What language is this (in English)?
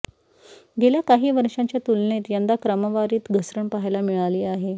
Marathi